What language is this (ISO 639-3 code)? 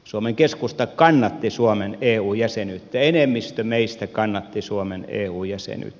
fin